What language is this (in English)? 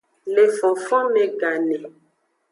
Aja (Benin)